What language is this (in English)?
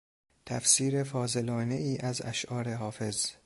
Persian